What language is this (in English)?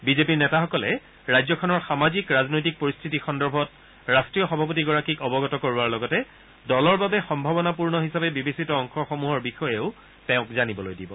Assamese